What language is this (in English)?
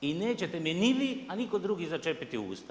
Croatian